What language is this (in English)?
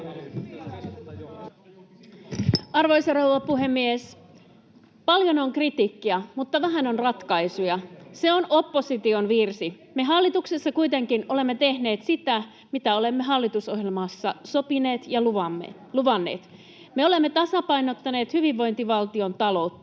Finnish